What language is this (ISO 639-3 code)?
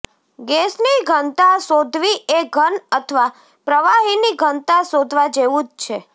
guj